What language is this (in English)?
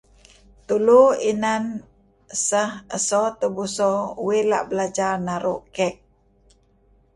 Kelabit